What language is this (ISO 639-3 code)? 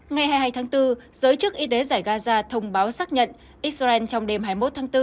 vie